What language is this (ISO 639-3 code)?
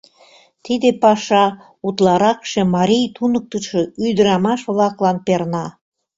chm